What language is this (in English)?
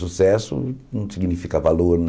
Portuguese